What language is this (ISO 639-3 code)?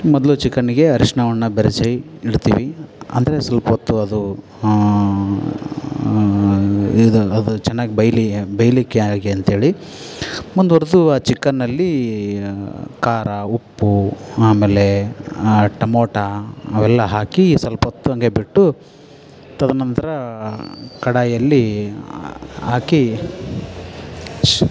kan